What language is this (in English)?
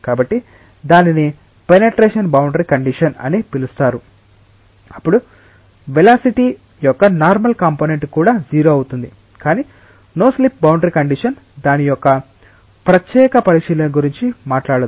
Telugu